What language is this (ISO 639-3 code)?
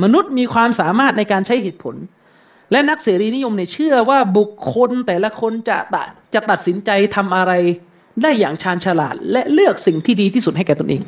tha